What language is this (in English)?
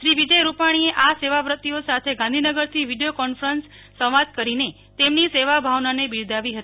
Gujarati